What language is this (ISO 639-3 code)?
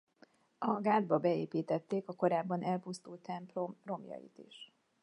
hun